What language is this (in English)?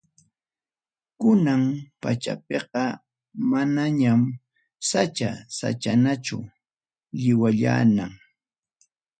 Ayacucho Quechua